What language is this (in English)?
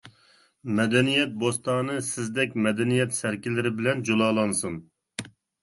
Uyghur